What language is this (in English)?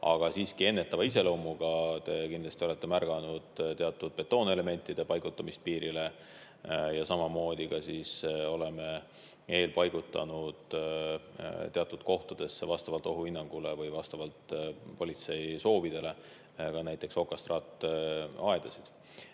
Estonian